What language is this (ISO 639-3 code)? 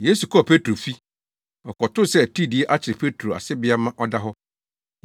aka